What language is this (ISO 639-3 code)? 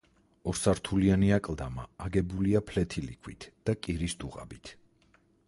kat